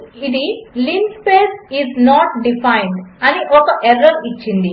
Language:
Telugu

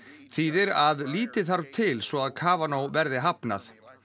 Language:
Icelandic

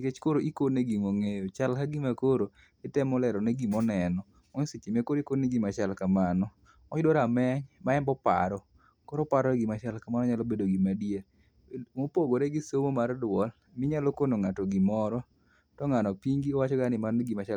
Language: Luo (Kenya and Tanzania)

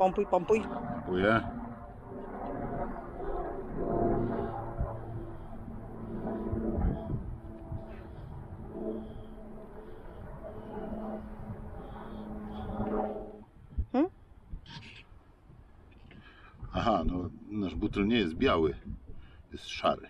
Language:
Polish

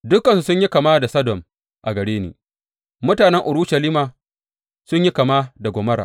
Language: Hausa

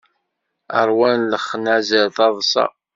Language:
Kabyle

